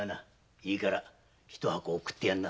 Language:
Japanese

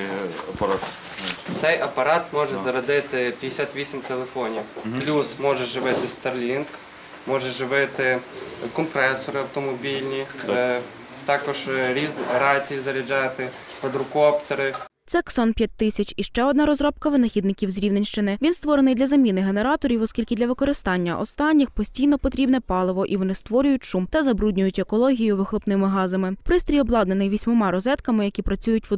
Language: Ukrainian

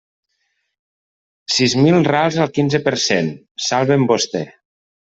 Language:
Catalan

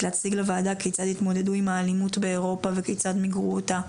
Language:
Hebrew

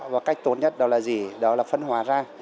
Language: Vietnamese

